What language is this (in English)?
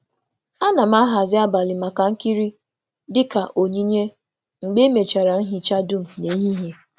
Igbo